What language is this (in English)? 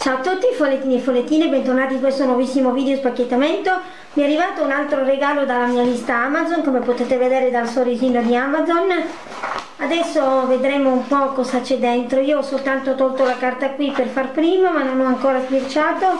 Italian